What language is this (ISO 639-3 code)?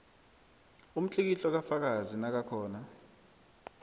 nbl